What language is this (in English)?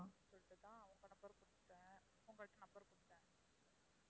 Tamil